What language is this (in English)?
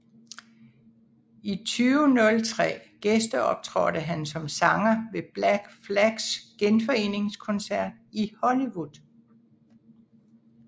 Danish